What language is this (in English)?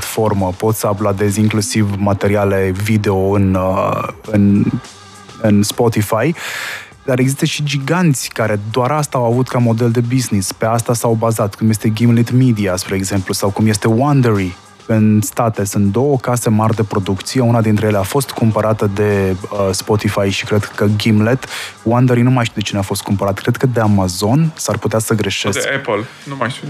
Romanian